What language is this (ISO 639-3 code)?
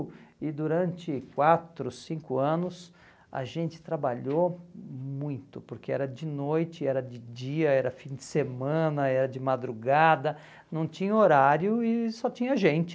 por